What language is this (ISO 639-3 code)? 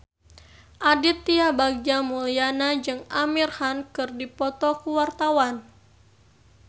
sun